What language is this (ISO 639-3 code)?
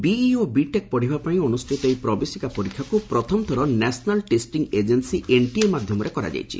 ori